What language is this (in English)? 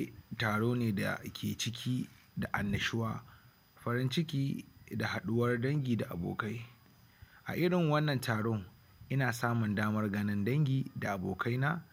Hausa